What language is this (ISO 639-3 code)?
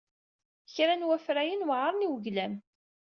kab